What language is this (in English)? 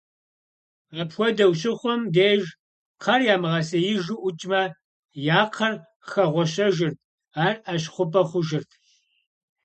Kabardian